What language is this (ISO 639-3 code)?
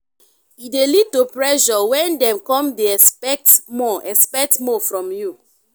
pcm